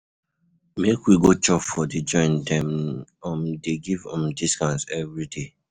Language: Nigerian Pidgin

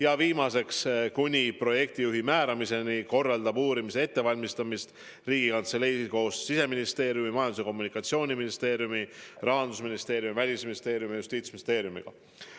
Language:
Estonian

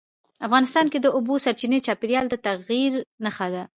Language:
Pashto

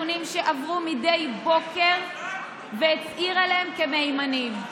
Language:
Hebrew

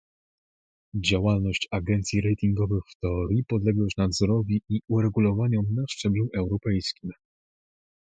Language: Polish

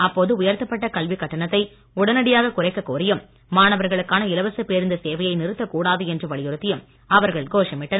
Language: Tamil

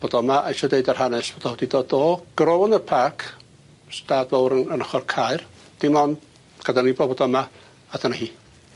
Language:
Welsh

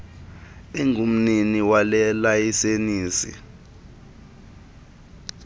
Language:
Xhosa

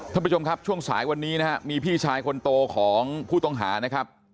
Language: Thai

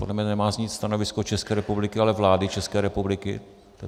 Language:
Czech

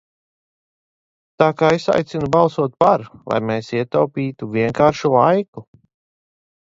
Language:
Latvian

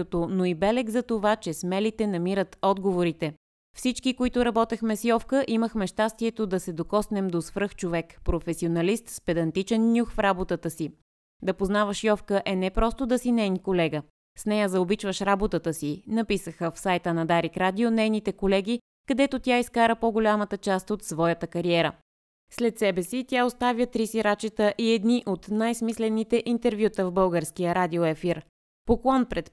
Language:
Bulgarian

